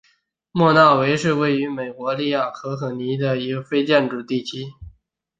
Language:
Chinese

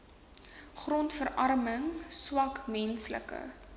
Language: Afrikaans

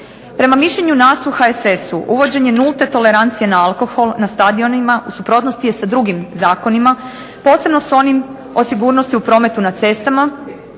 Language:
Croatian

